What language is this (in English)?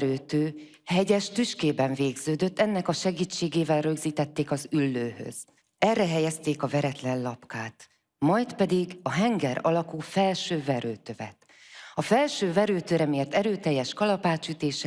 Hungarian